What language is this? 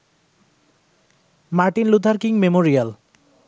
Bangla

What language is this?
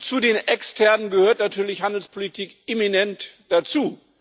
German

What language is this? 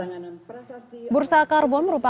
Indonesian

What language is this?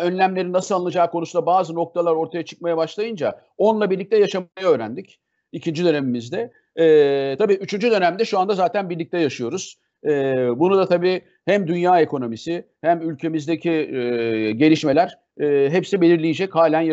Turkish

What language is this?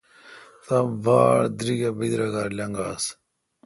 Kalkoti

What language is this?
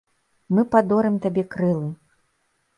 Belarusian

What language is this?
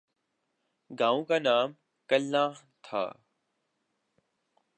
Urdu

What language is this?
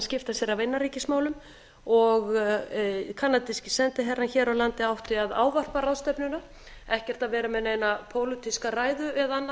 Icelandic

